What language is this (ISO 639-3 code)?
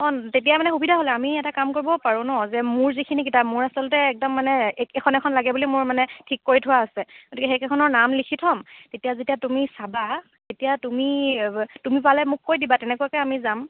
asm